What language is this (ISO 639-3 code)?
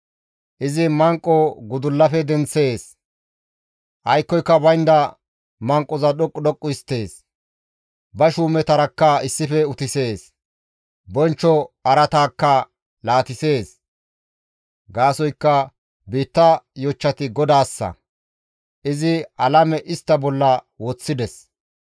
gmv